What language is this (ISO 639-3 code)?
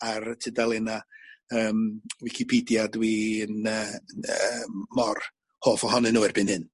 cym